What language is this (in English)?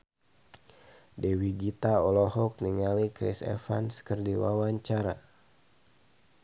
Sundanese